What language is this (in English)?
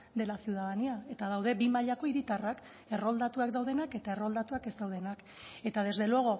Basque